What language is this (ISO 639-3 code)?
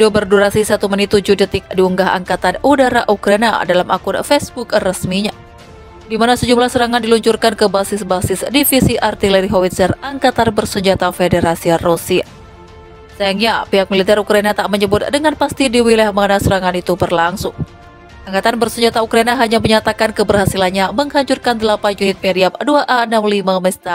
ind